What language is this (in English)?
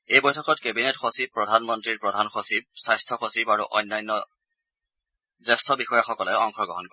Assamese